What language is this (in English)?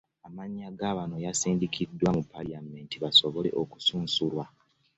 Ganda